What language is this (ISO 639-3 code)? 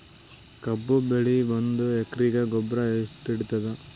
kan